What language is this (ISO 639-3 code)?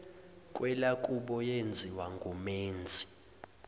zul